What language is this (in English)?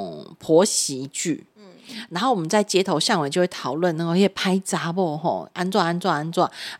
Chinese